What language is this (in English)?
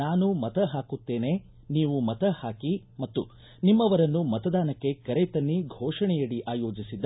Kannada